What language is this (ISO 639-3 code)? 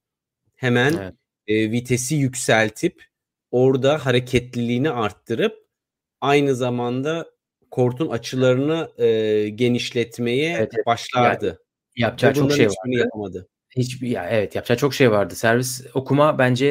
tur